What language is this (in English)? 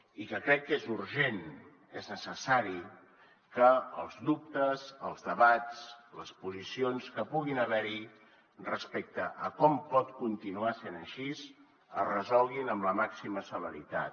Catalan